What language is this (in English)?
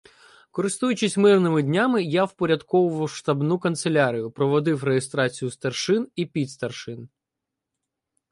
Ukrainian